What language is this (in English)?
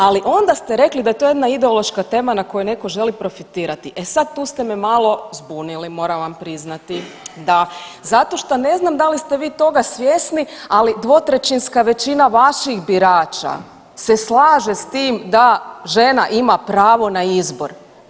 Croatian